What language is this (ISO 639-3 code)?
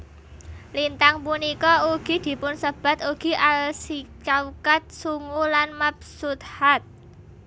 jav